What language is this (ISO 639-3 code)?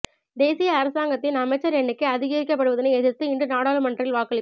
tam